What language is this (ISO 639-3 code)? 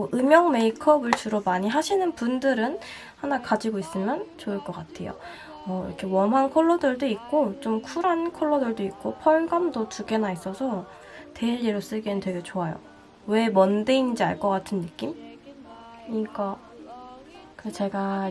kor